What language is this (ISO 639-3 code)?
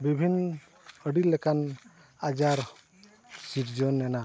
sat